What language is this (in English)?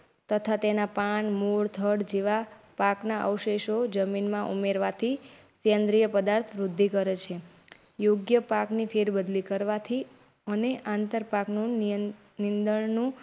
Gujarati